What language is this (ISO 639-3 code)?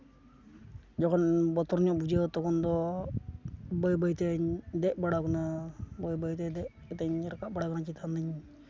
sat